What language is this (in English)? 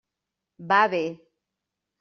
Catalan